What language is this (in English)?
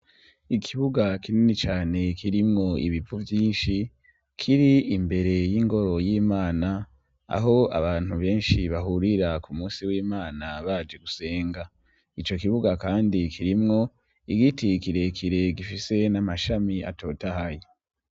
Rundi